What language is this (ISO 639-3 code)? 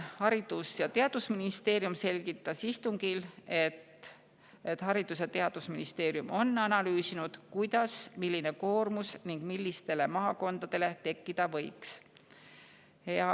est